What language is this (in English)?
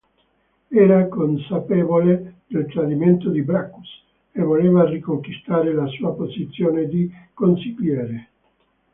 Italian